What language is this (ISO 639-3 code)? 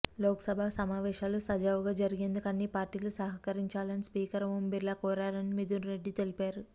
tel